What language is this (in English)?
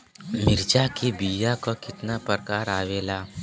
Bhojpuri